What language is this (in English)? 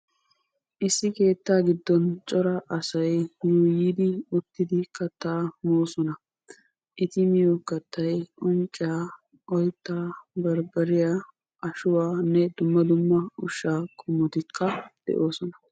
Wolaytta